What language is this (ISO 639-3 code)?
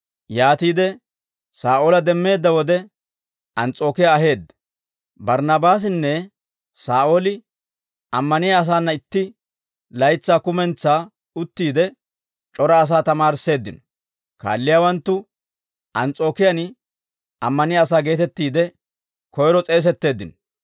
dwr